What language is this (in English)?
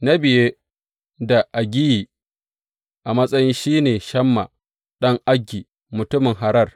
Hausa